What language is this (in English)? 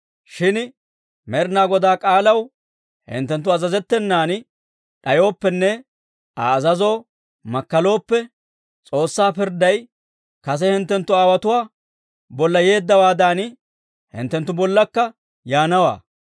Dawro